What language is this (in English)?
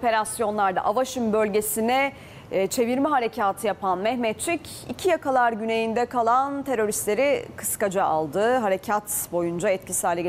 Turkish